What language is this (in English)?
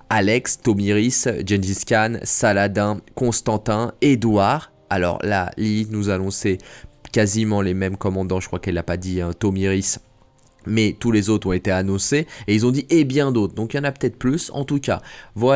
French